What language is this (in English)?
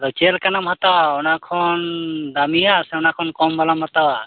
Santali